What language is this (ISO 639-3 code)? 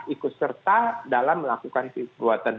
ind